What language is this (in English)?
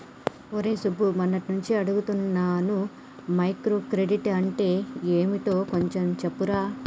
Telugu